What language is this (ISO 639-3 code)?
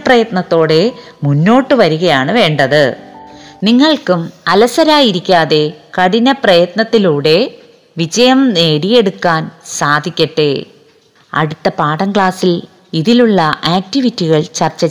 mal